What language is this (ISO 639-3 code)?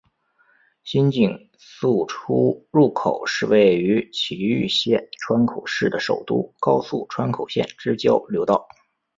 zho